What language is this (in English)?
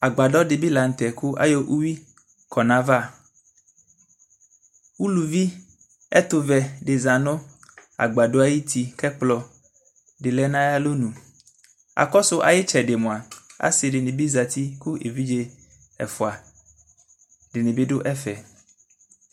Ikposo